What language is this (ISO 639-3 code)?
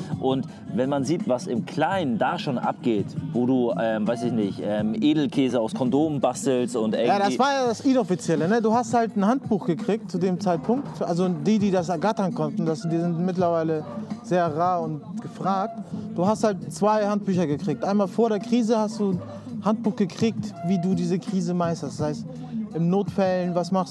deu